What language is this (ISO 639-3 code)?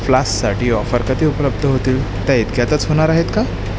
mar